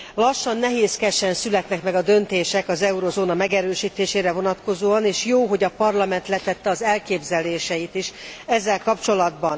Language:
Hungarian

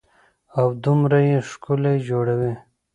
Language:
Pashto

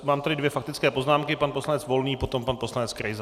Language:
Czech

